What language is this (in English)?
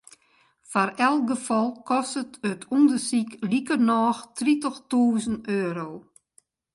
Western Frisian